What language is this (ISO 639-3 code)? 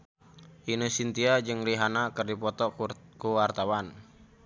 sun